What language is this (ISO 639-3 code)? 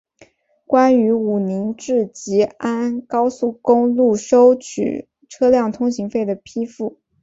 zho